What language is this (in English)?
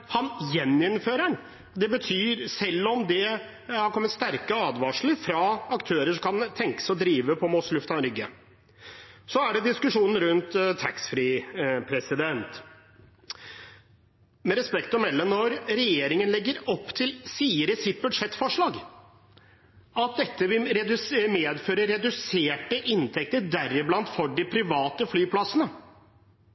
Norwegian Bokmål